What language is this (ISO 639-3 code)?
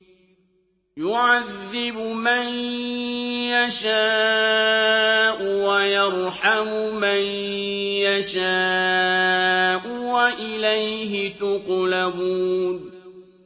ara